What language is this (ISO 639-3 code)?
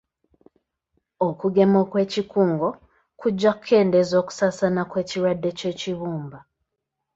lug